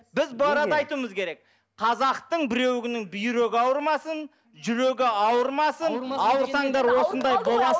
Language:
Kazakh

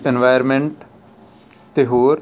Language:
Punjabi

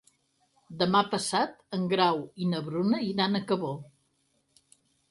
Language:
Catalan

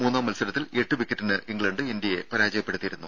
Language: Malayalam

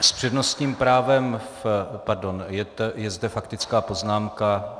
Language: Czech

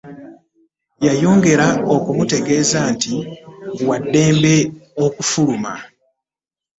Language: Ganda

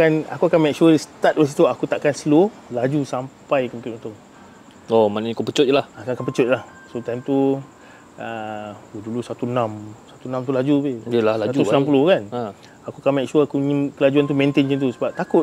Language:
Malay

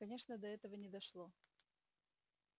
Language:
Russian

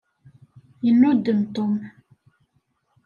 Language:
Kabyle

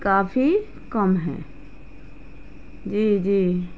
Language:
Urdu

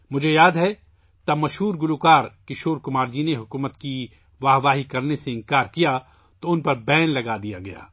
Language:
Urdu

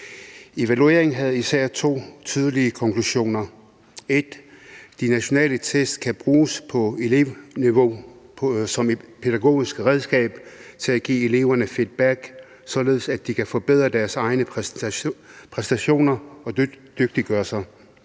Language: Danish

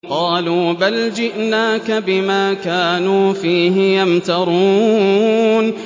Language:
Arabic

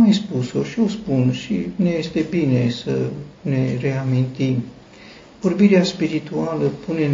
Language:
Romanian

